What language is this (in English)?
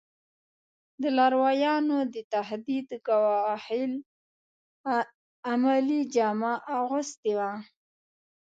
Pashto